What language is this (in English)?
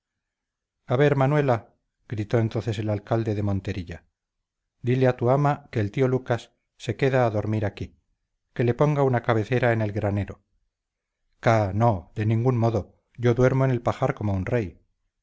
Spanish